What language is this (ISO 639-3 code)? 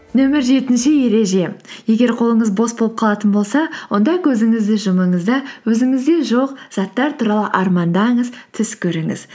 kaz